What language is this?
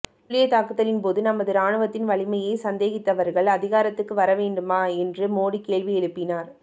Tamil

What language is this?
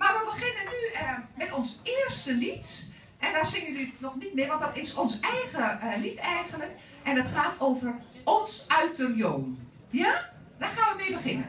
Dutch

